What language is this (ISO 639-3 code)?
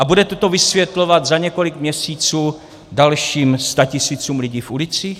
ces